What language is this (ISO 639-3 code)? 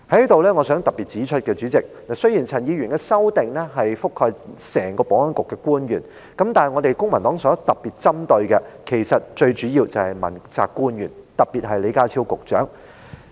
yue